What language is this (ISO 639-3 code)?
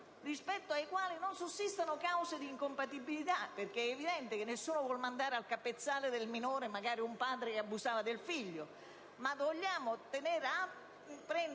ita